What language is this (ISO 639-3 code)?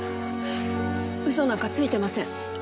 jpn